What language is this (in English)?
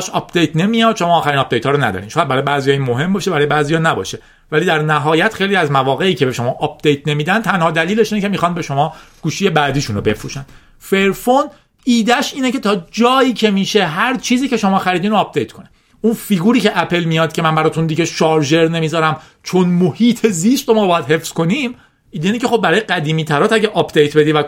Persian